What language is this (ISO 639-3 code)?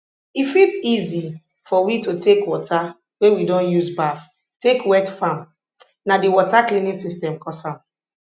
pcm